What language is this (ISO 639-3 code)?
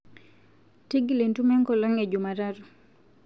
mas